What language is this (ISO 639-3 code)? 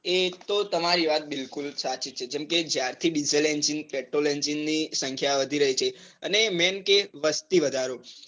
guj